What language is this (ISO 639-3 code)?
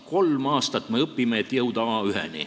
est